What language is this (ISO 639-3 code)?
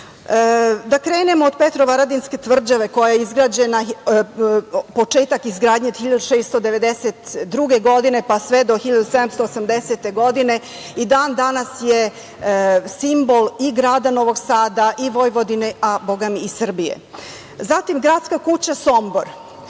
srp